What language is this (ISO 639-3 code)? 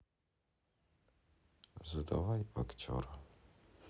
rus